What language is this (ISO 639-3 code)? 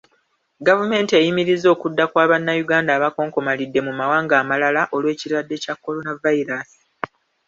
lug